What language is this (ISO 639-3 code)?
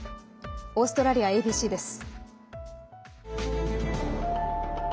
jpn